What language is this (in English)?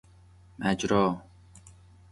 Persian